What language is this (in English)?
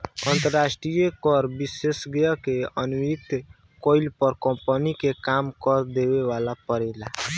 Bhojpuri